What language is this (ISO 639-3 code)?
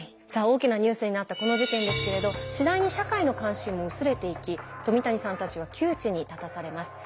jpn